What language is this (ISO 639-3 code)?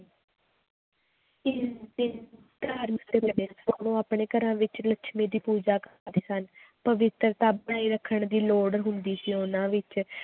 pan